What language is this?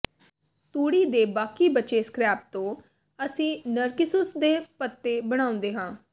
Punjabi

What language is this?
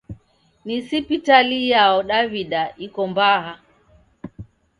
Taita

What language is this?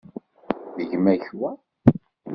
Kabyle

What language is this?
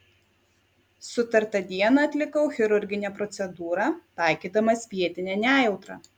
Lithuanian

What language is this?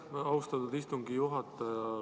Estonian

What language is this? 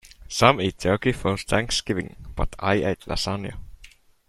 English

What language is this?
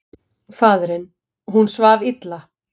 Icelandic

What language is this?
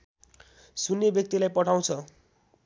Nepali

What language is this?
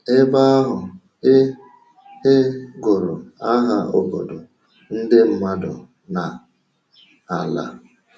Igbo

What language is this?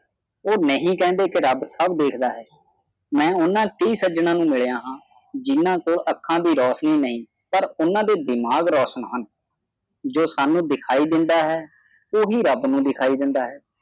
Punjabi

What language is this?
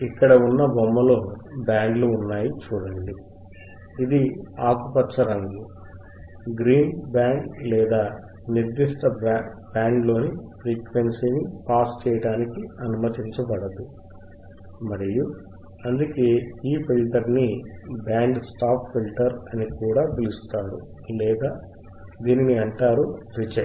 Telugu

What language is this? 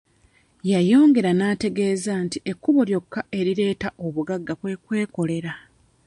Ganda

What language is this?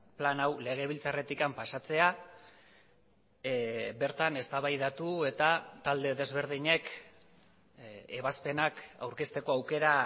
Basque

